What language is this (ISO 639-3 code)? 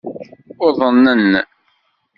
kab